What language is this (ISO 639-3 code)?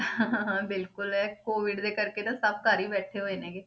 pan